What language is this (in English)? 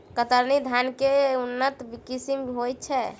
Maithili